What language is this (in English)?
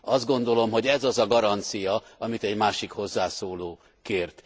Hungarian